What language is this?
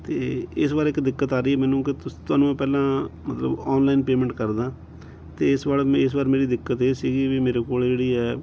Punjabi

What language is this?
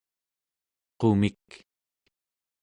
Central Yupik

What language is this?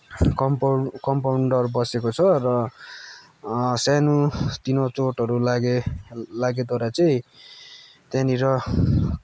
Nepali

